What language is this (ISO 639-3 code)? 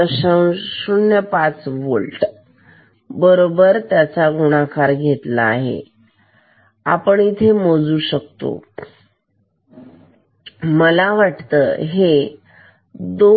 mar